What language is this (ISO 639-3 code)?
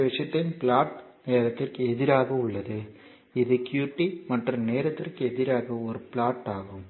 tam